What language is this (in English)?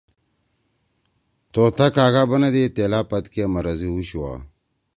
Torwali